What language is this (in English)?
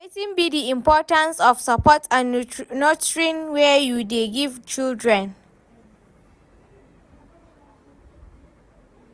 Nigerian Pidgin